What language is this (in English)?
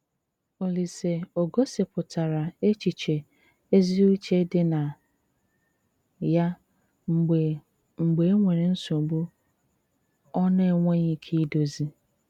Igbo